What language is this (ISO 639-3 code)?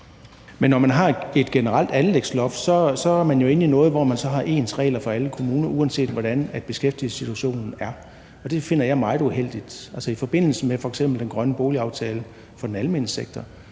dan